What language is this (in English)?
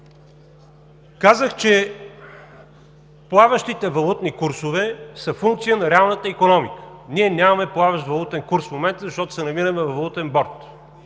Bulgarian